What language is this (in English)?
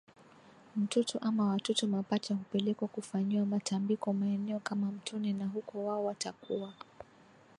Swahili